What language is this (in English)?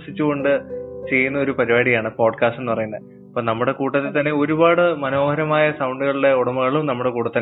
Malayalam